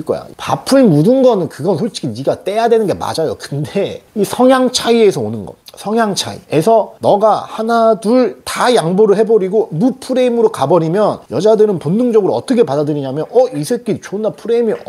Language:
Korean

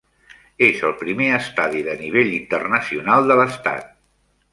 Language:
Catalan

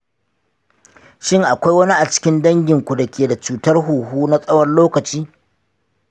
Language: Hausa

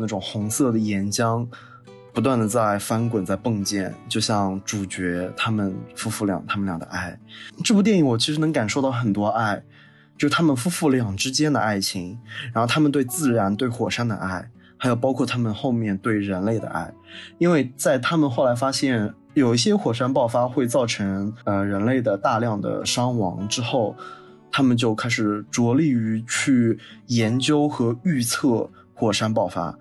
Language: Chinese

